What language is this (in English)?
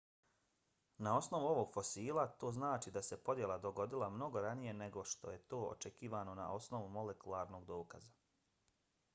Bosnian